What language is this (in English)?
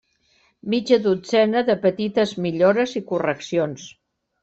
Catalan